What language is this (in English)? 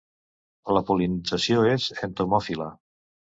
Catalan